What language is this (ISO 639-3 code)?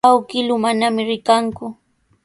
qws